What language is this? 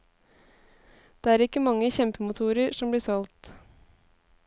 Norwegian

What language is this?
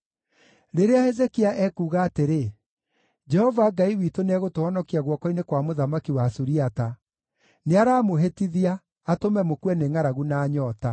Kikuyu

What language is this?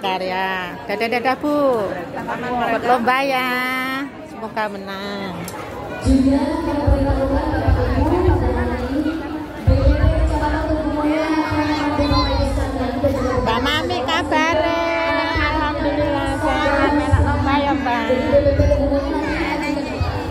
Indonesian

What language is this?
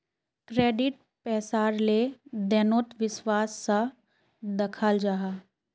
Magahi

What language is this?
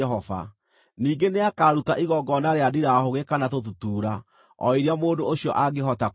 Kikuyu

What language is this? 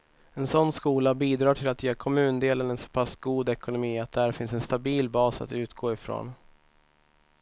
Swedish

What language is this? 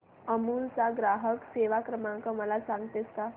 Marathi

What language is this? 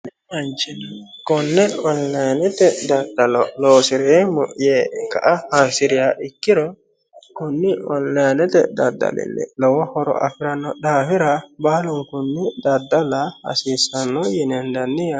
Sidamo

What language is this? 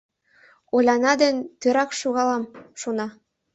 Mari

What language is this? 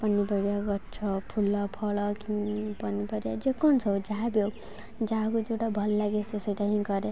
Odia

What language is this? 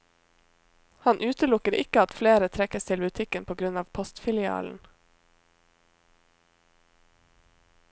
Norwegian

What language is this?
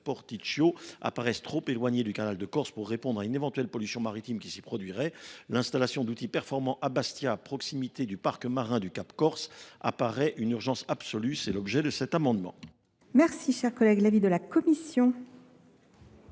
French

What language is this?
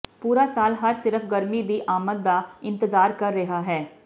Punjabi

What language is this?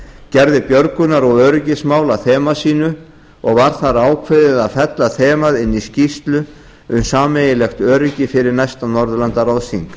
Icelandic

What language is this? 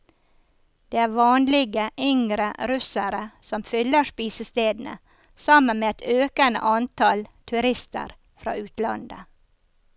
Norwegian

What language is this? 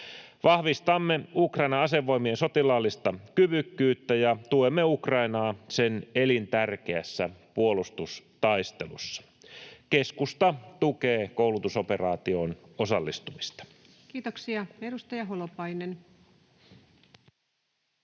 Finnish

